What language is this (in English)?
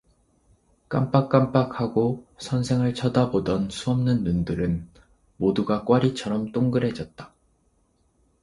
Korean